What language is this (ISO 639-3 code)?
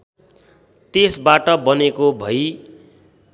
nep